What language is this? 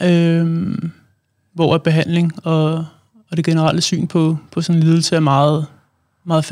Danish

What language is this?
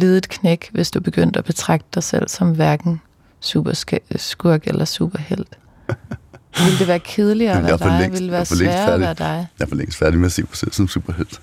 Danish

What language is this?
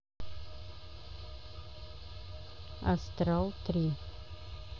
Russian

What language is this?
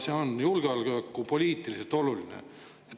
Estonian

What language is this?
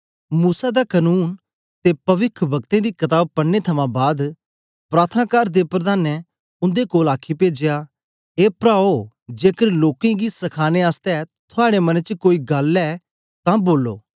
Dogri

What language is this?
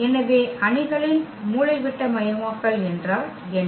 Tamil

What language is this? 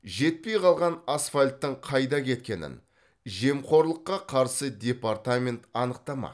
Kazakh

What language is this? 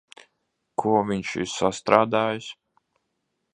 Latvian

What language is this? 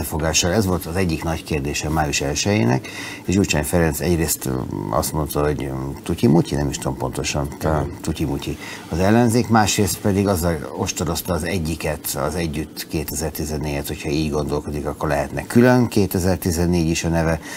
Hungarian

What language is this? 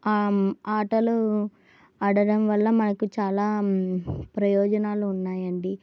Telugu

